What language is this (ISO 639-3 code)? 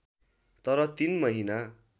nep